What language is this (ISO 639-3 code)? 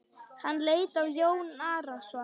isl